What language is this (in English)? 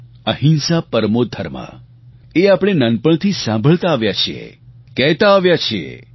Gujarati